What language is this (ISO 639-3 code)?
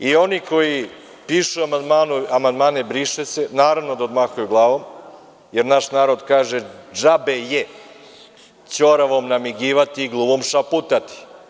srp